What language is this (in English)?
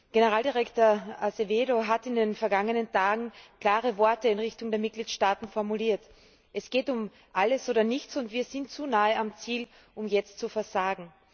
German